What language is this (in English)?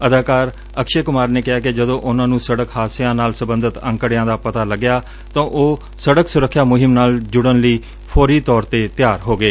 Punjabi